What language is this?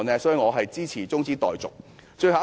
Cantonese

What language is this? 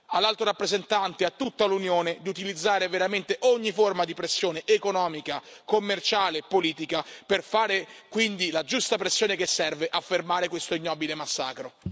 Italian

